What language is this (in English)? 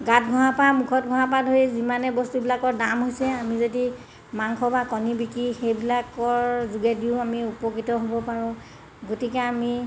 Assamese